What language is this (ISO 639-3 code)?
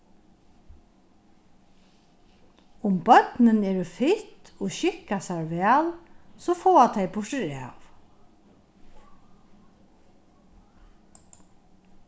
fao